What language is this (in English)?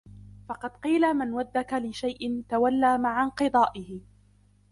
Arabic